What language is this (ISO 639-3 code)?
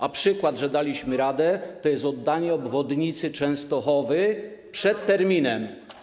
pol